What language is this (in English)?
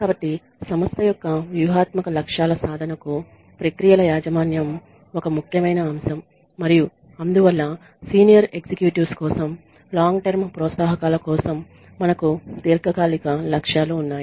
Telugu